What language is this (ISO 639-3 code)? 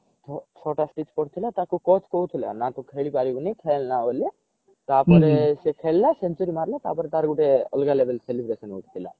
ori